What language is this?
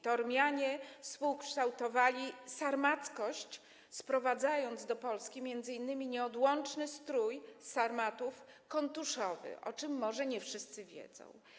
Polish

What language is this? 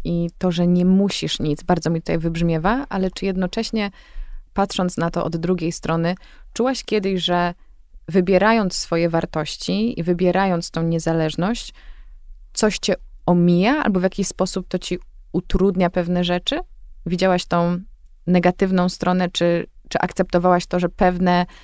Polish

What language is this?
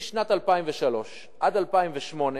Hebrew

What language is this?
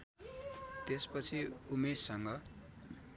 Nepali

